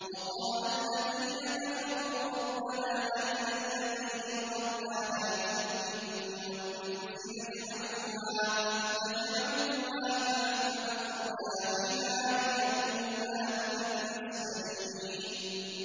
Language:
Arabic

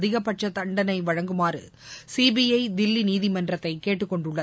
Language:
Tamil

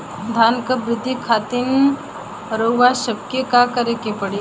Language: Bhojpuri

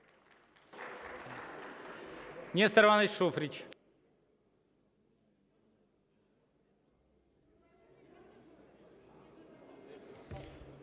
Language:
Ukrainian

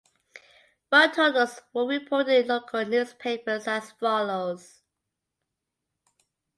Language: English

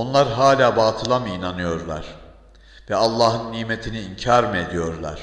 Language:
Turkish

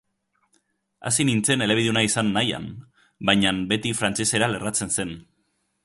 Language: Basque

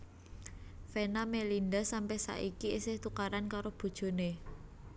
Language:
Javanese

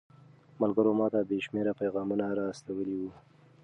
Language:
Pashto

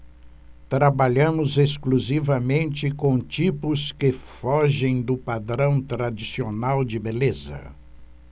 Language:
Portuguese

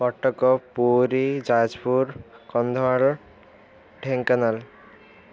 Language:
Odia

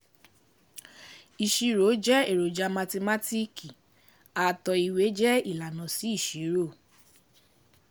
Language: Yoruba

